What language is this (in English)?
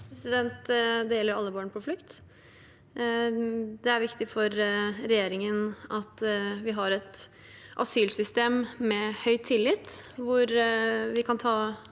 Norwegian